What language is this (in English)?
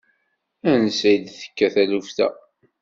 Kabyle